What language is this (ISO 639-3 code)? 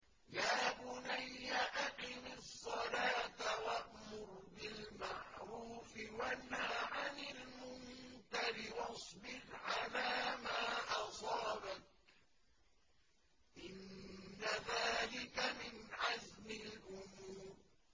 ara